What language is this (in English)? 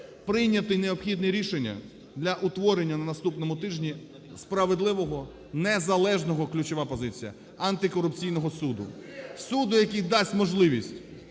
Ukrainian